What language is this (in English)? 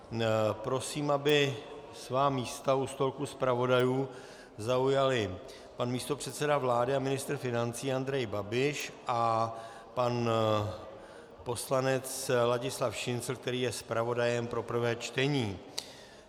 Czech